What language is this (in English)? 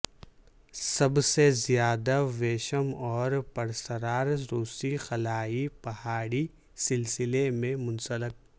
Urdu